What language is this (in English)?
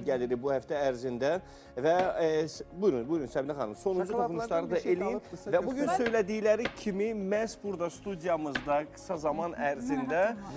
Turkish